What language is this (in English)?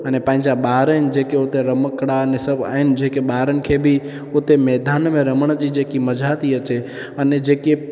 Sindhi